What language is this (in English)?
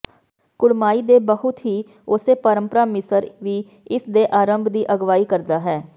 Punjabi